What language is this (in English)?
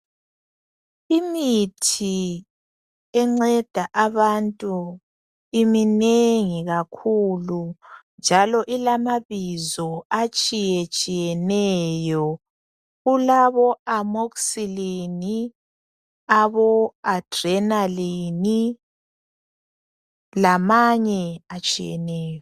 North Ndebele